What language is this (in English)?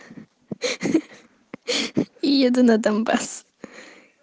Russian